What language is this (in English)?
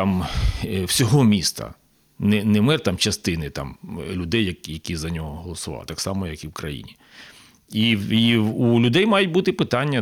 Ukrainian